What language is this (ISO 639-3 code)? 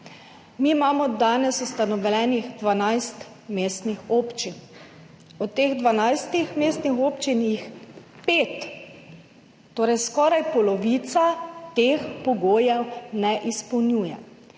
slv